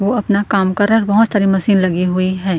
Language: Hindi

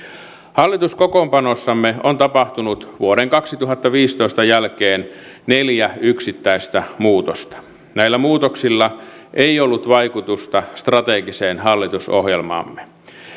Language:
Finnish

